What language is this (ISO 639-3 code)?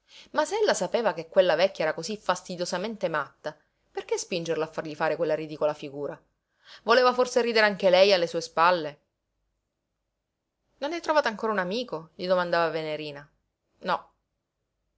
ita